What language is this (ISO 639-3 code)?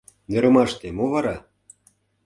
chm